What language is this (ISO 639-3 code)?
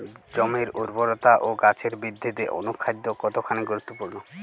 ben